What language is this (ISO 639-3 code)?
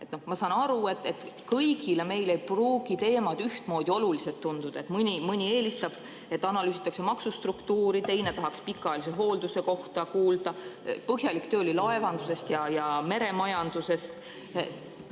est